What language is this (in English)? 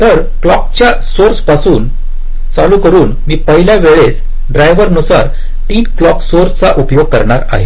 Marathi